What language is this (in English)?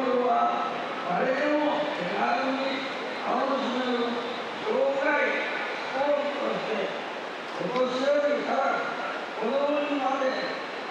Japanese